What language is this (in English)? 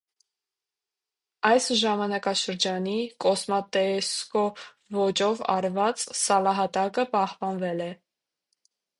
Armenian